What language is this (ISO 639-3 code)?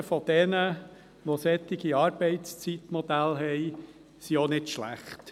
gsw